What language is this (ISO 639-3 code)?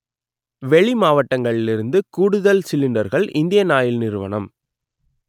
tam